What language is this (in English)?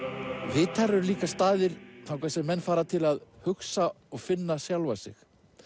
Icelandic